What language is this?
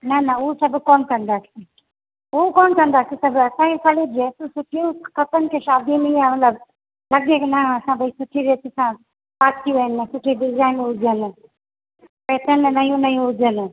Sindhi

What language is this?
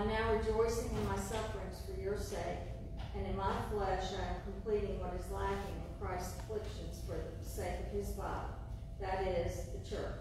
English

